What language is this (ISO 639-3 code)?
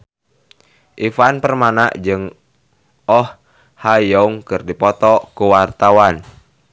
sun